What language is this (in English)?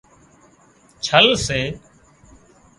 Wadiyara Koli